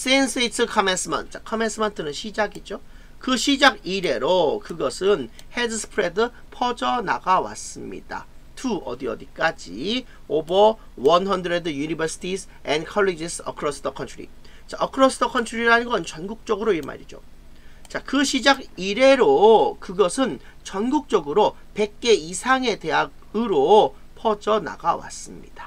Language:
Korean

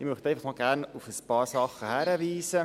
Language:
Swiss German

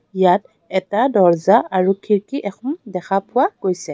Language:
Assamese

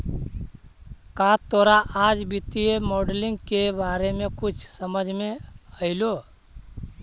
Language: Magahi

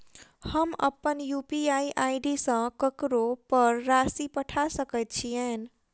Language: Maithili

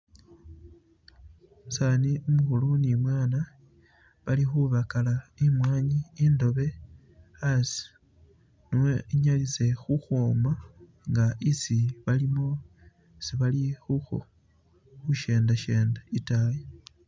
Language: Masaaba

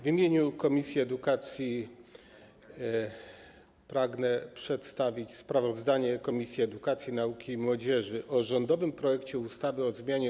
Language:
Polish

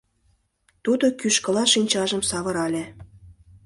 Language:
Mari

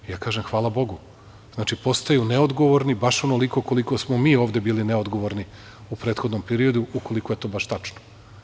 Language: Serbian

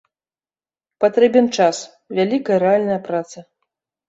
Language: Belarusian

